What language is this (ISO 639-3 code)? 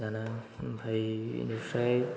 brx